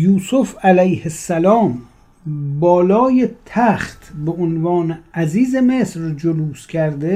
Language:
Persian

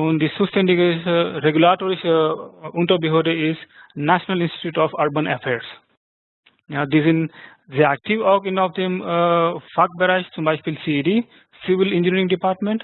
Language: German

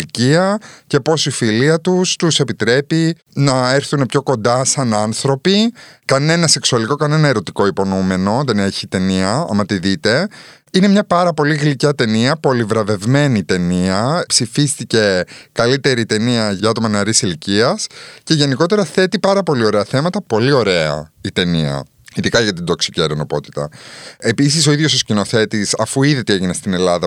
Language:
Greek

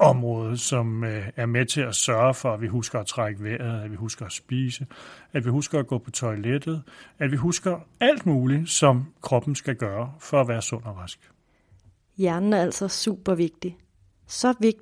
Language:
Danish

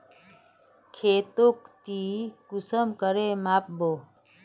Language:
Magahi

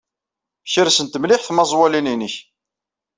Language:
Kabyle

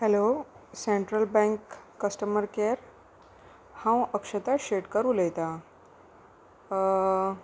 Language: Konkani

